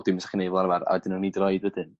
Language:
Welsh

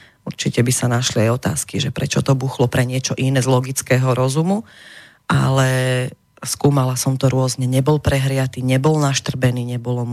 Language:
Slovak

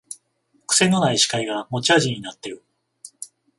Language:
Japanese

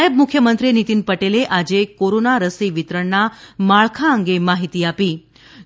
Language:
Gujarati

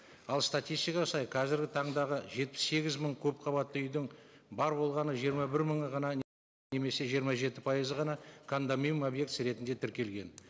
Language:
Kazakh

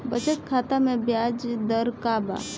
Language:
Bhojpuri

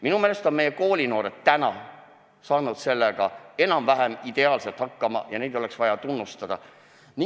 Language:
Estonian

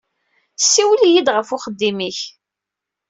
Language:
Kabyle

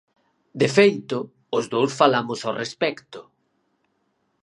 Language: Galician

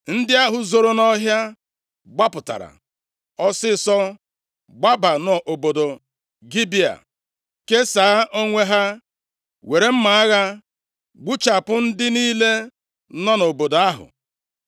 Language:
Igbo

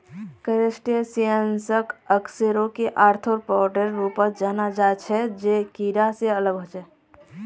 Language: Magahi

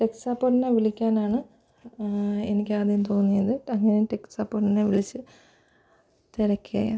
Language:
Malayalam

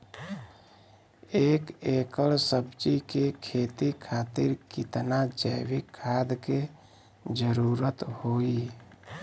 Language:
Bhojpuri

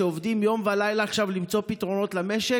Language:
Hebrew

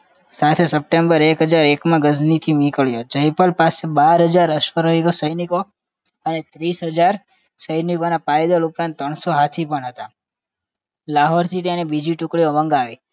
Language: Gujarati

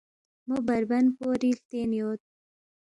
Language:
Balti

